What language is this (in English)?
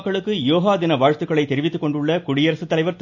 Tamil